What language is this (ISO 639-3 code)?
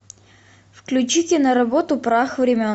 rus